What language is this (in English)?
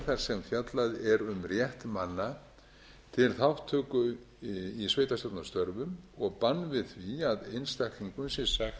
Icelandic